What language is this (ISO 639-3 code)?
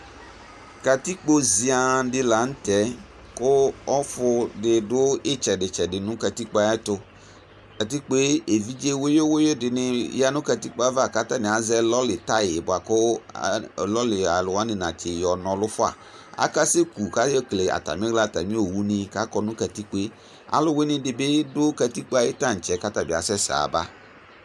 kpo